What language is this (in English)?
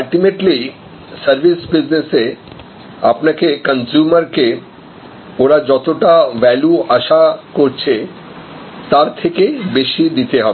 Bangla